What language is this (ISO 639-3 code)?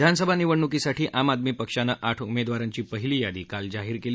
mar